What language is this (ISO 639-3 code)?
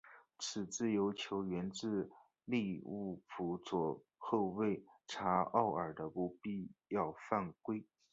zho